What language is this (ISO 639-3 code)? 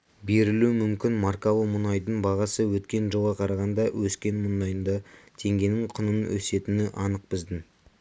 kaz